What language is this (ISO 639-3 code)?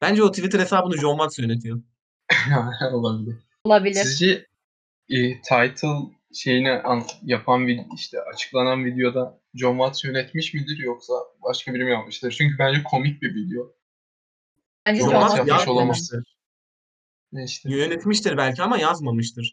tur